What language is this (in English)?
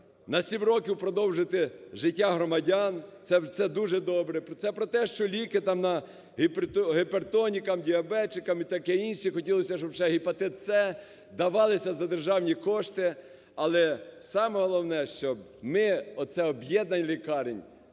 Ukrainian